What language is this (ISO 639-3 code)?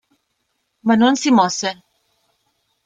ita